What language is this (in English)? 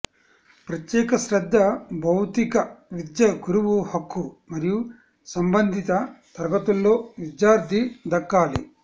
Telugu